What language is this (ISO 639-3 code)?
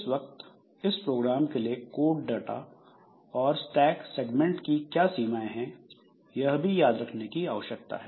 hin